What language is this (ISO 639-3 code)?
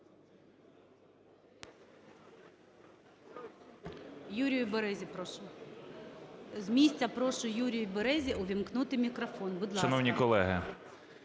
ukr